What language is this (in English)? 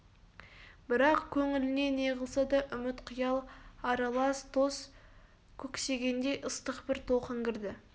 Kazakh